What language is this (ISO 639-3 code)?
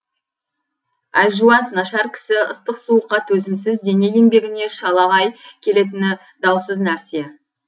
kaz